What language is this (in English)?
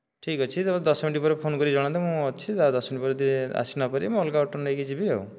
Odia